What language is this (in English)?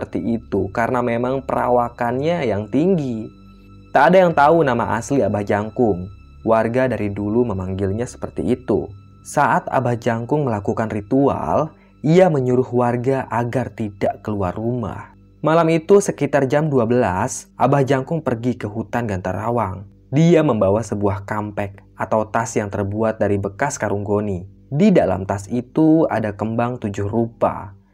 Indonesian